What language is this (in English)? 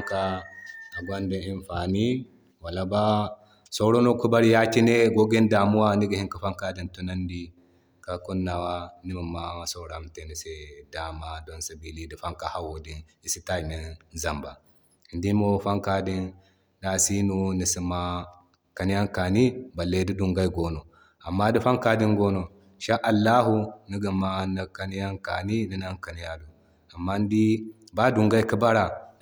Zarma